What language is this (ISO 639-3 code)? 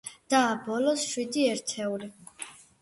kat